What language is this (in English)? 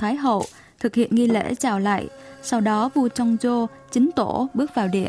Vietnamese